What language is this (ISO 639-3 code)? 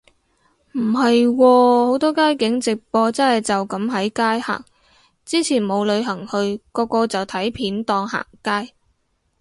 yue